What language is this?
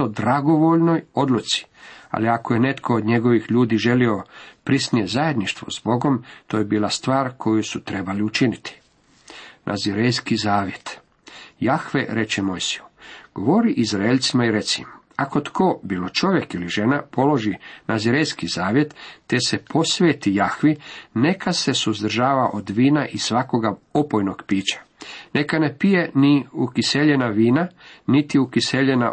Croatian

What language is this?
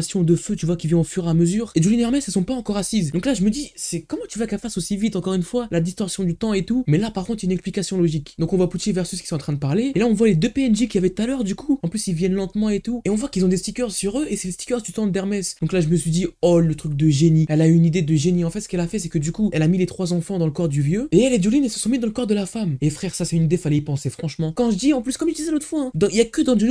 French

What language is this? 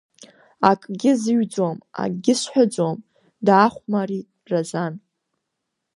Abkhazian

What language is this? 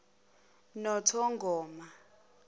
Zulu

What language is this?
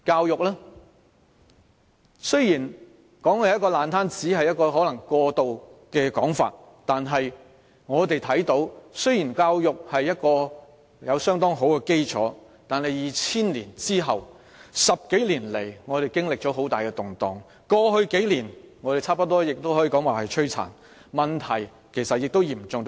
Cantonese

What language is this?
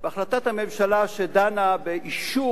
Hebrew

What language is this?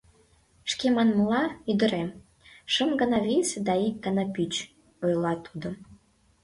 Mari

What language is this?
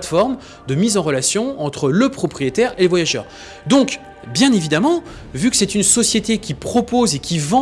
French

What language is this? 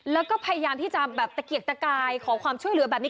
Thai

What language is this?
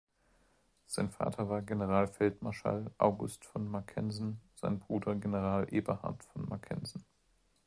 German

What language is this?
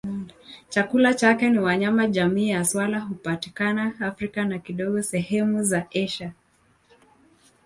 Swahili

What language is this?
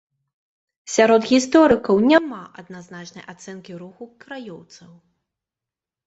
Belarusian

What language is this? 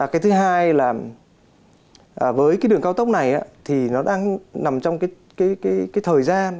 Vietnamese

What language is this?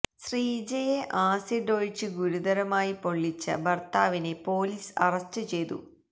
Malayalam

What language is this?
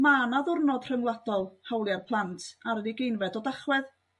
Welsh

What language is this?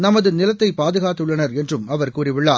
Tamil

